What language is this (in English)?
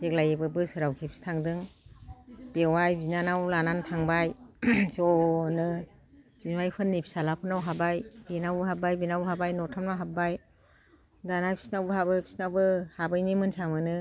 Bodo